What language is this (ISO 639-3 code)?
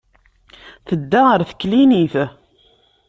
kab